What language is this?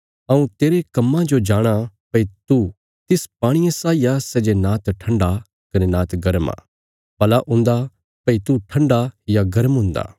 Bilaspuri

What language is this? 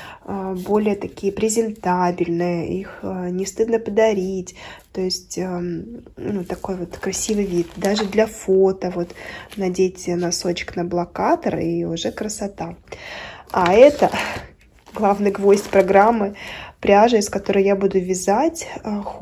Russian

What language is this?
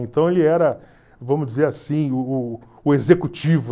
Portuguese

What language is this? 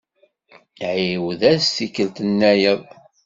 Kabyle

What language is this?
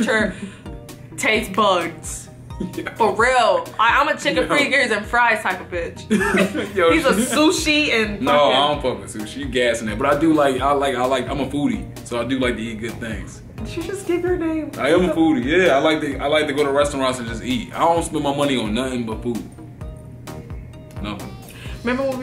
English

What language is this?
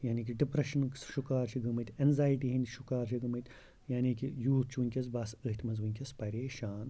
Kashmiri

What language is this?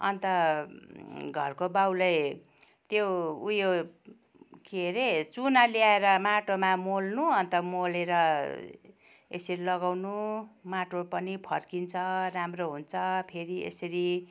Nepali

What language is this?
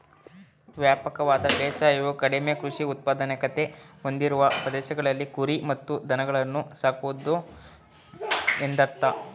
Kannada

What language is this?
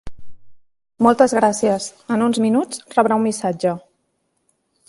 Catalan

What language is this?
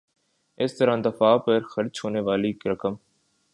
Urdu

